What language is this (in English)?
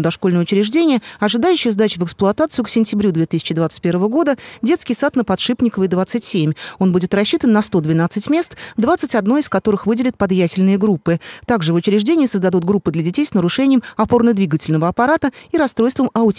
Russian